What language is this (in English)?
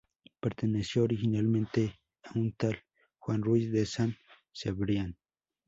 Spanish